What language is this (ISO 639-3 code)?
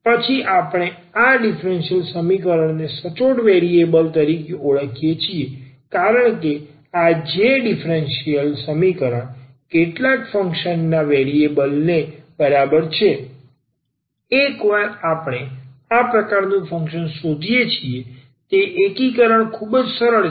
guj